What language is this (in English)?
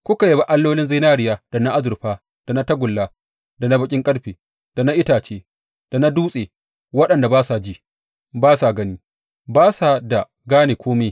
Hausa